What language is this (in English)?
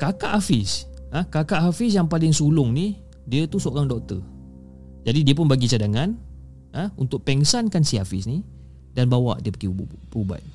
Malay